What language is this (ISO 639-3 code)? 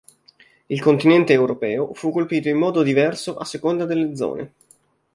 ita